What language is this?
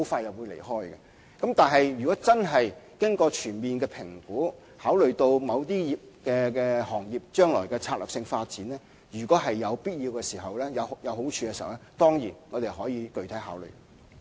Cantonese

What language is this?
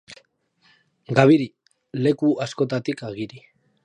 Basque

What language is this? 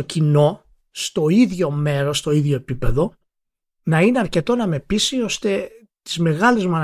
Greek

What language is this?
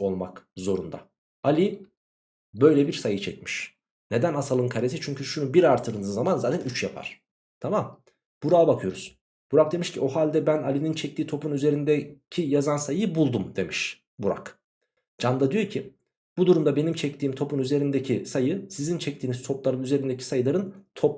Turkish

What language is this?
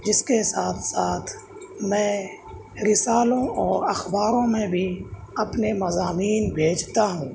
Urdu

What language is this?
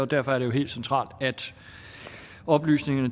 Danish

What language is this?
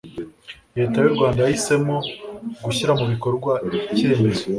Kinyarwanda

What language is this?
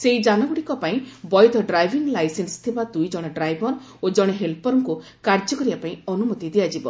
Odia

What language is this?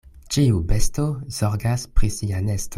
Esperanto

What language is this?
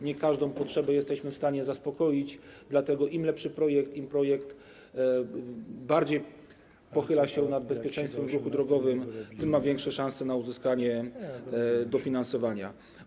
Polish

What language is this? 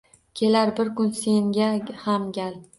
Uzbek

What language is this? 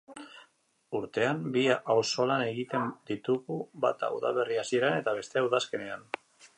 Basque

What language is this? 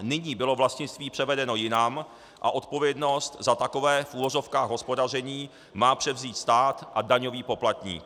Czech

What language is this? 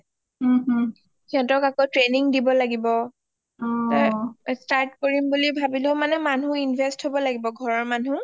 Assamese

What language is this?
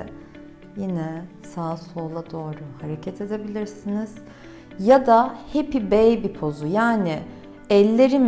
Turkish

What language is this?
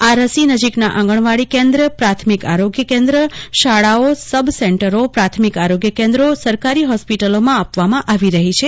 Gujarati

